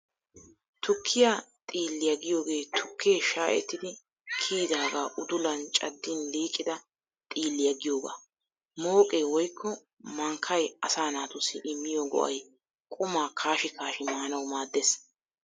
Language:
Wolaytta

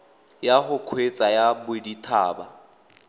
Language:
Tswana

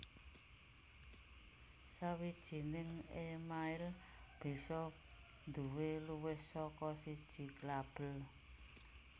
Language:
Javanese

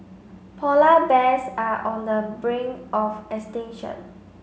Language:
English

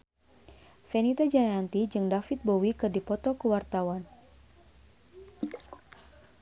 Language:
Sundanese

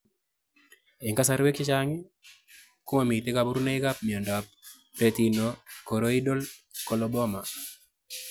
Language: Kalenjin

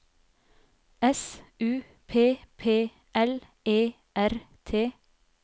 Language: Norwegian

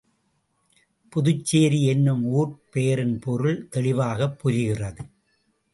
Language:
Tamil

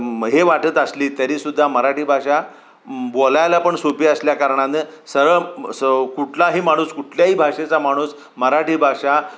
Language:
Marathi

